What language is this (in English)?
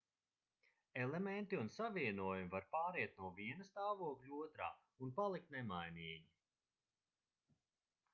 Latvian